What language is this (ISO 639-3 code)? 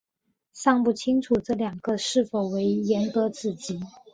zho